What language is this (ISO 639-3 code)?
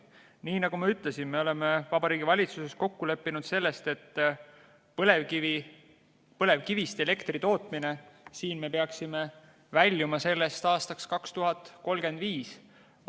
est